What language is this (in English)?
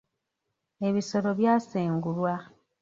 Ganda